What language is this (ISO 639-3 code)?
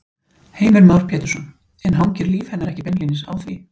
isl